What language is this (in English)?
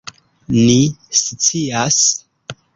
Esperanto